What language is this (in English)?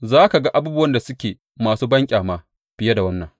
Hausa